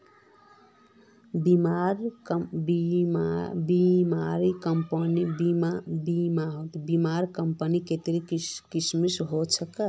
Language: Magahi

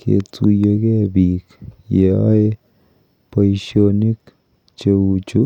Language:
Kalenjin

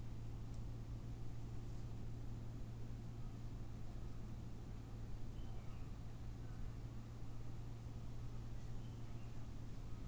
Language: Kannada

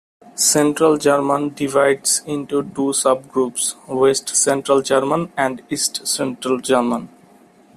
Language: English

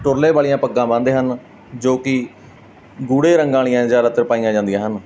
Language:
Punjabi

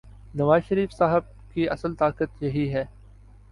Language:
Urdu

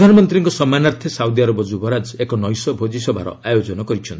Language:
Odia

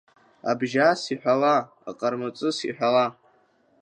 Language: Abkhazian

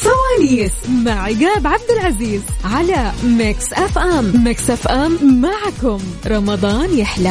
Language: Arabic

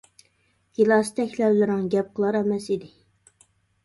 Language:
Uyghur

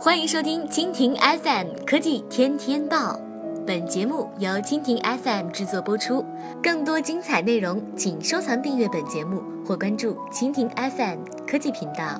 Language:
Chinese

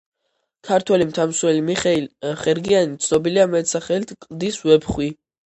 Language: Georgian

